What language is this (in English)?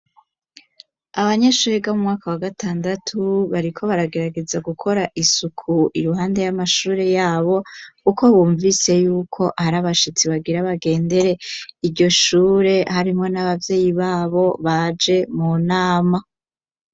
Rundi